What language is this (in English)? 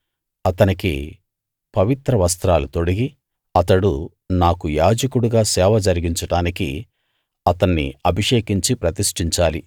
Telugu